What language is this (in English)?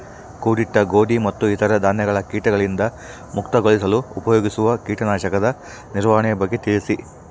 Kannada